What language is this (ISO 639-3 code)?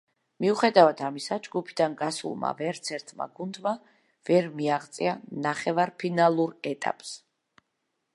kat